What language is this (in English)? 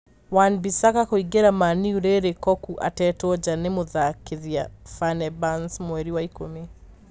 Kikuyu